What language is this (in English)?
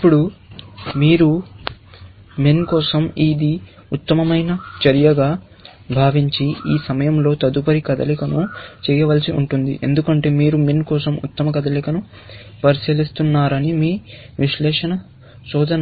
Telugu